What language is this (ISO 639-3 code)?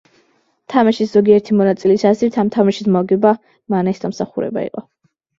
kat